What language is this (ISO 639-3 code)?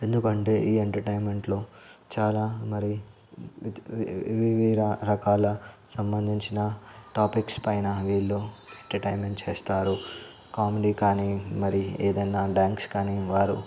tel